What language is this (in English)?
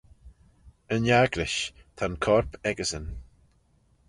Manx